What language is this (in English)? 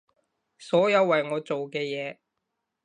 Cantonese